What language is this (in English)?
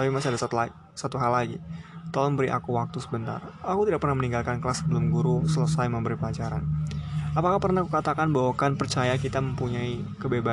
Indonesian